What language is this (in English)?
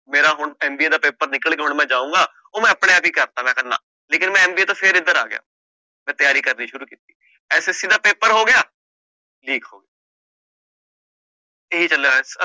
Punjabi